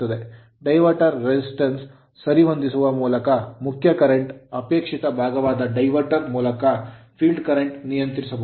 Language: Kannada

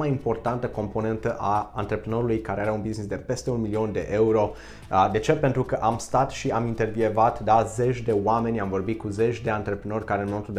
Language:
Romanian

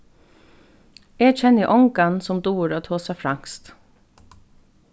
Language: Faroese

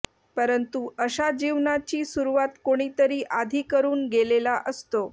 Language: Marathi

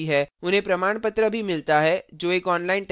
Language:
Hindi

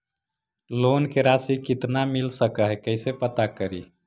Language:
Magahi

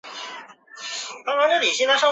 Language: Chinese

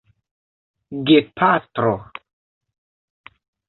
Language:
Esperanto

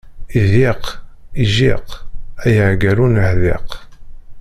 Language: Kabyle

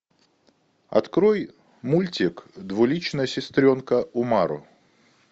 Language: Russian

